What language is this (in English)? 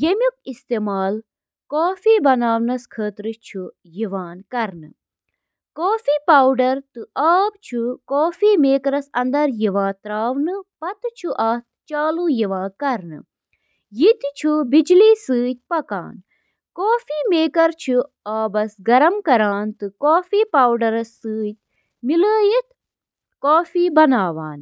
Kashmiri